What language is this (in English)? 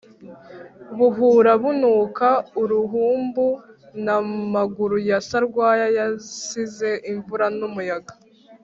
Kinyarwanda